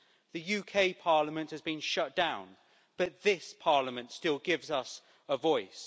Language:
English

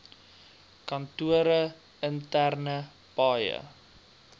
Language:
Afrikaans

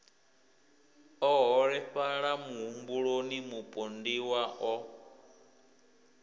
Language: Venda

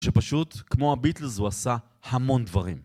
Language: Hebrew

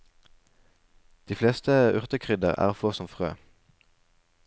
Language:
Norwegian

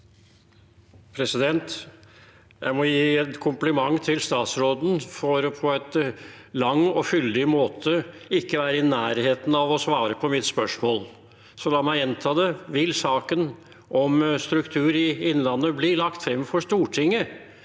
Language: Norwegian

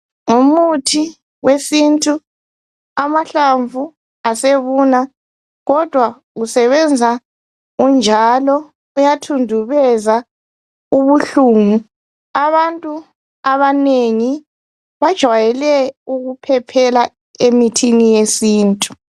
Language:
North Ndebele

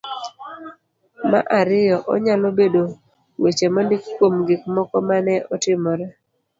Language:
Luo (Kenya and Tanzania)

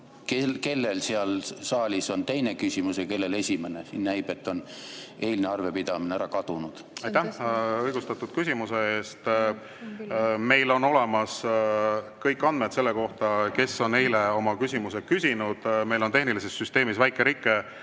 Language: Estonian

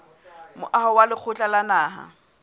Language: Southern Sotho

